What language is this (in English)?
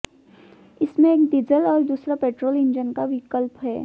Hindi